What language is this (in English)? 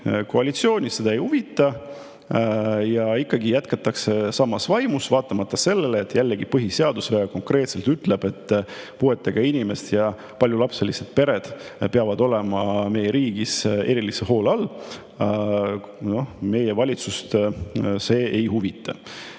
Estonian